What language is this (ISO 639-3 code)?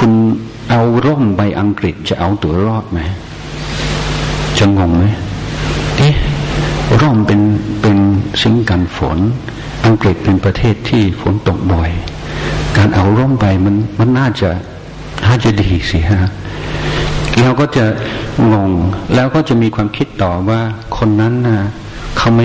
tha